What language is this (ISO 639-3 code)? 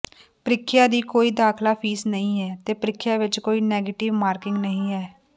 pan